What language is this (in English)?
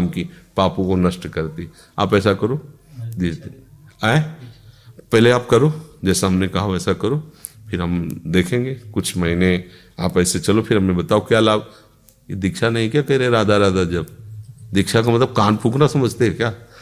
Hindi